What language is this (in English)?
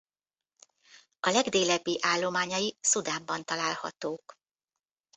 Hungarian